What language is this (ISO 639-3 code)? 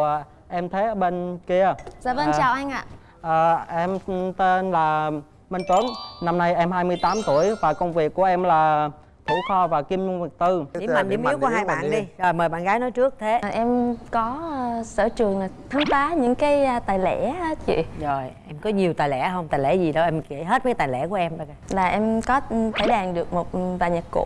vie